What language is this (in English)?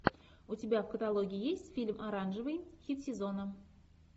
Russian